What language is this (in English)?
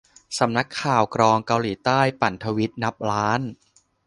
Thai